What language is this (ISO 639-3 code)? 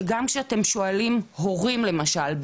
heb